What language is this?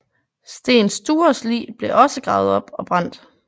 Danish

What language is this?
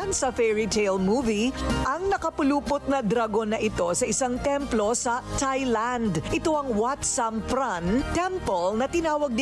Filipino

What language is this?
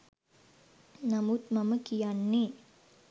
Sinhala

